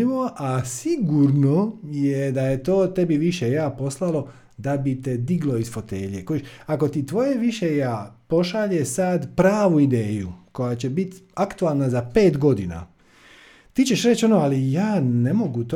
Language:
Croatian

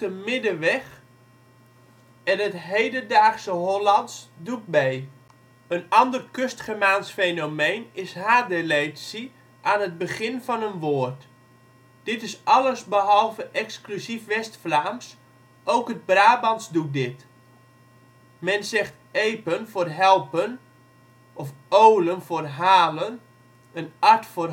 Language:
Dutch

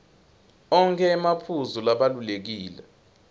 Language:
Swati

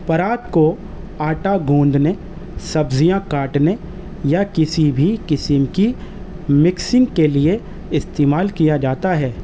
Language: Urdu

